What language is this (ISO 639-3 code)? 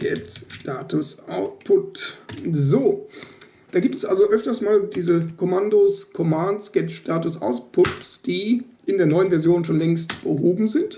deu